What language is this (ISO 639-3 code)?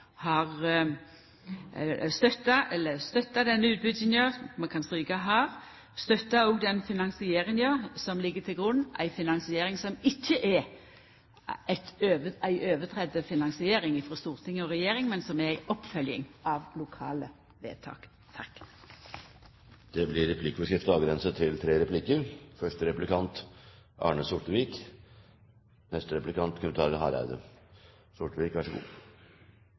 nor